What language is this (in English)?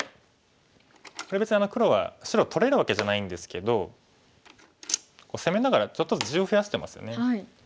Japanese